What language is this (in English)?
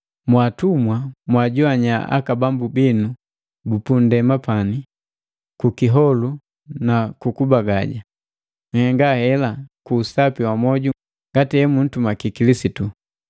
Matengo